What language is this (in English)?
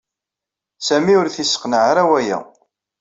Kabyle